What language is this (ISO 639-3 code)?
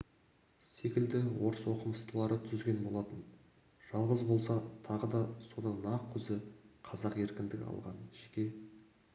kaz